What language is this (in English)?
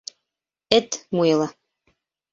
Bashkir